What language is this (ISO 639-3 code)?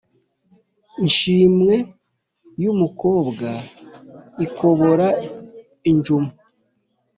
kin